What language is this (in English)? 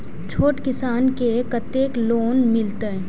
Maithili